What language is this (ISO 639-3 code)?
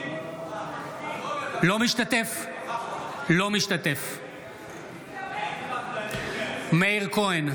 heb